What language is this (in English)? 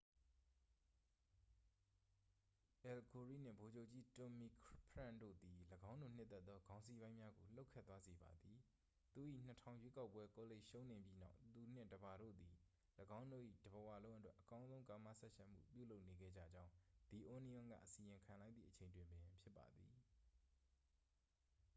Burmese